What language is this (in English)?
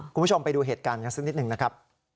Thai